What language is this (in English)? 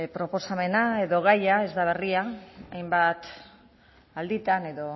Basque